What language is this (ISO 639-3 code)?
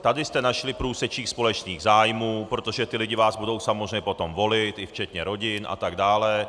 ces